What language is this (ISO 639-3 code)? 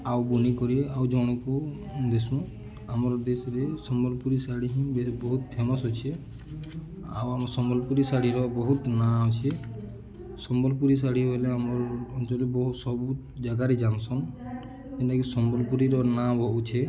ori